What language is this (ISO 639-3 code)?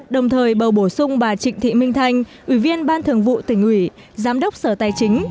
vie